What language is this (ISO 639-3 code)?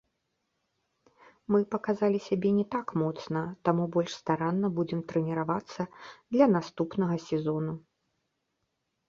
bel